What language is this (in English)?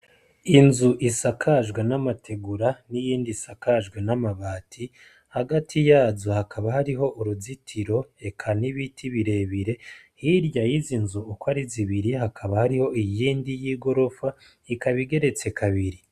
Rundi